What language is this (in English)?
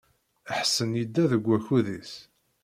Kabyle